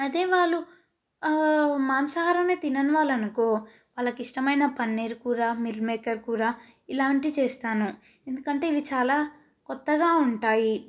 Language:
Telugu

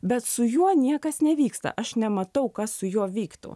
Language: Lithuanian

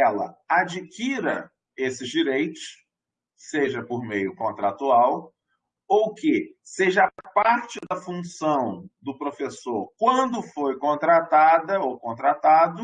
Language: Portuguese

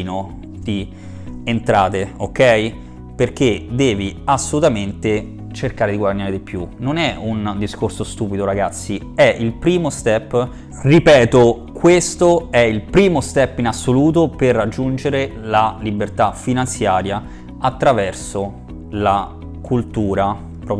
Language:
Italian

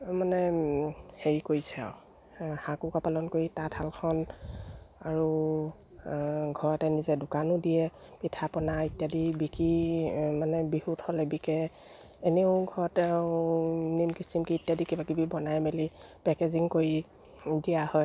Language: Assamese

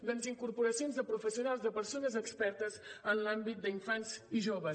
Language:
Catalan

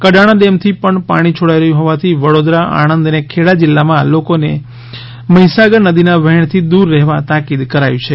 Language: Gujarati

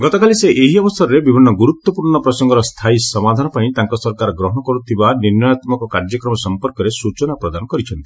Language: Odia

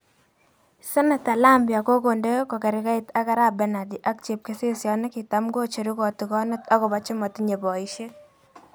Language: Kalenjin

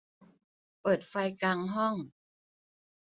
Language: Thai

